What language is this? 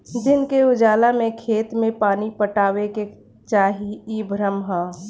Bhojpuri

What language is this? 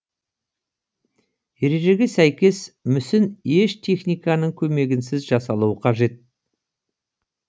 Kazakh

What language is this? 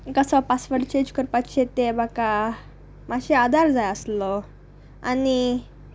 Konkani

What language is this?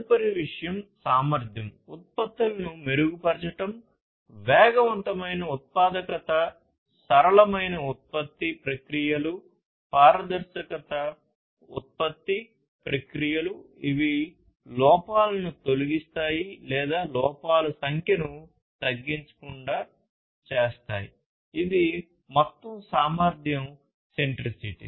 Telugu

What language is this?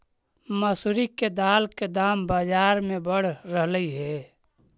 Magahi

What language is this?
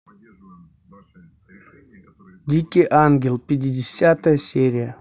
Russian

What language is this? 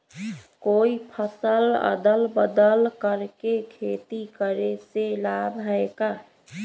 Magahi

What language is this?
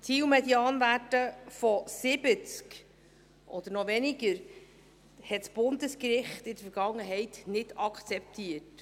Swiss German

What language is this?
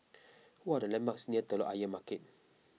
English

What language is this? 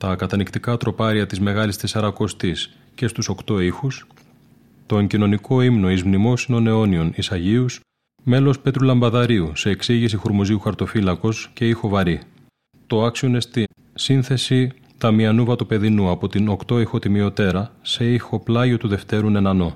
Greek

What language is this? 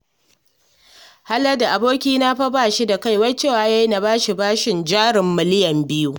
Hausa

